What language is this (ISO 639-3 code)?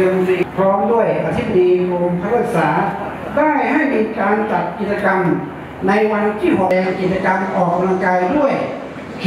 tha